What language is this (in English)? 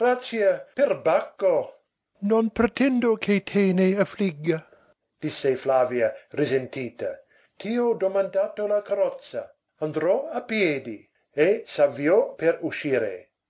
Italian